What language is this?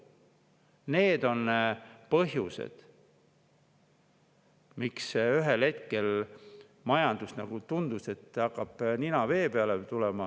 Estonian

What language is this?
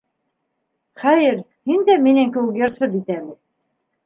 Bashkir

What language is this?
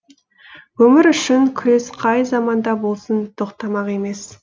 Kazakh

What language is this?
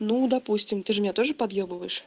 Russian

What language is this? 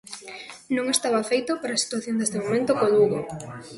Galician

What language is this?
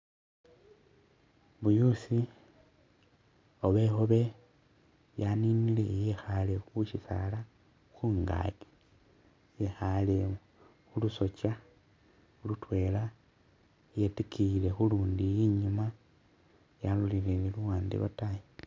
Masaaba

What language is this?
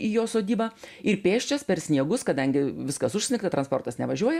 Lithuanian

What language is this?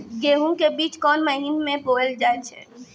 Maithili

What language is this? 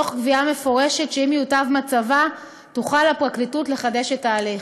Hebrew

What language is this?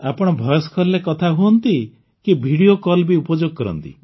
Odia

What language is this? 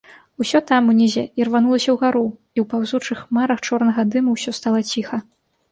Belarusian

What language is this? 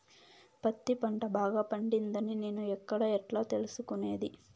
Telugu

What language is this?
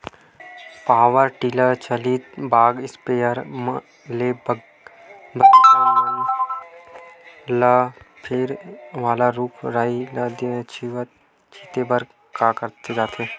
Chhattisgarhi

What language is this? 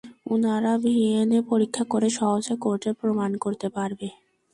Bangla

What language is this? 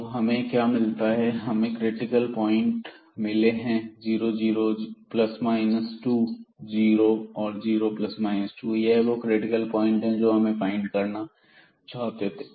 Hindi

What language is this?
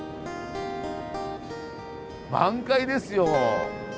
Japanese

